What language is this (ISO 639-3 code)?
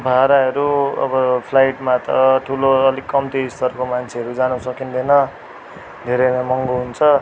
nep